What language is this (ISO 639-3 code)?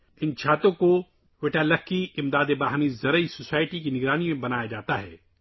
urd